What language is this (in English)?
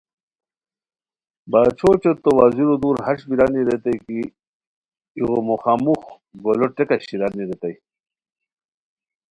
Khowar